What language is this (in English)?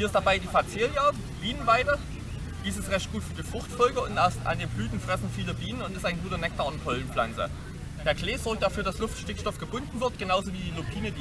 German